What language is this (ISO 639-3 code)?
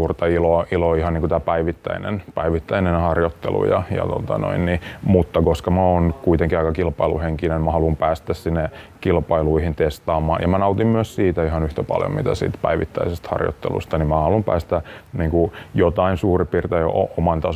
fin